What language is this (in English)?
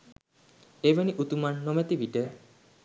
Sinhala